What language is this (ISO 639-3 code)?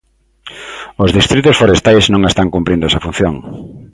glg